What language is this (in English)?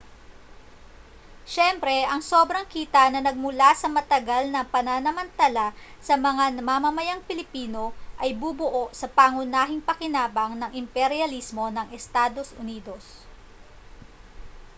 Filipino